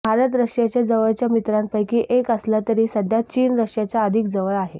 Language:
Marathi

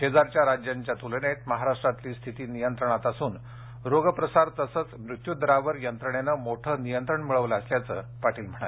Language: Marathi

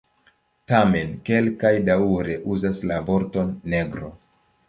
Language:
Esperanto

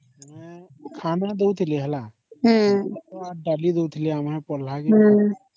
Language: Odia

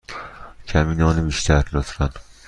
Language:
Persian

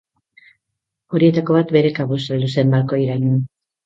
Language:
Basque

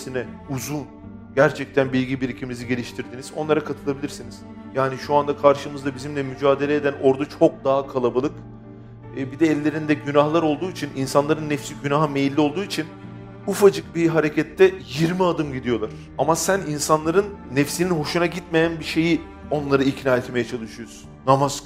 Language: Turkish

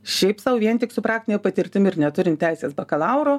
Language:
Lithuanian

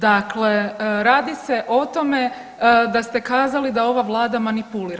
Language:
Croatian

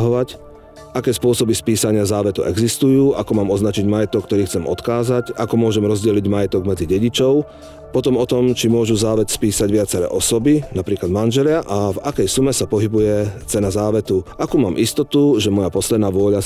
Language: Slovak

